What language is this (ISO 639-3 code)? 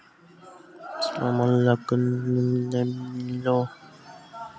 hne